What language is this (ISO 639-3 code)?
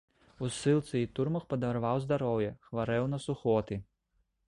bel